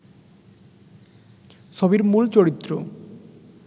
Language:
Bangla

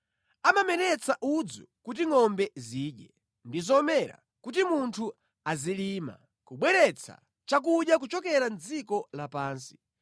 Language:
Nyanja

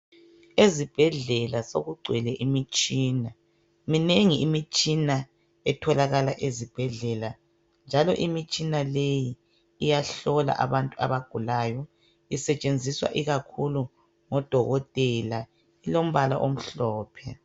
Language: North Ndebele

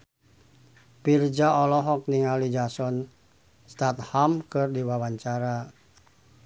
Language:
Sundanese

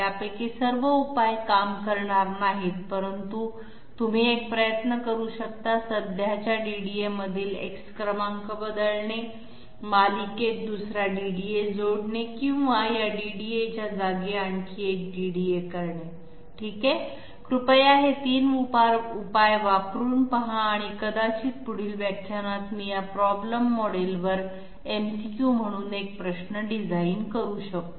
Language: Marathi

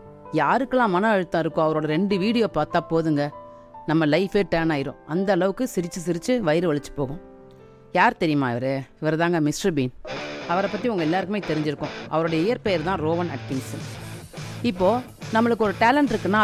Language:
Tamil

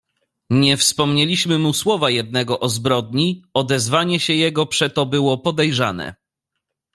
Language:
Polish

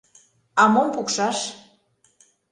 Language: Mari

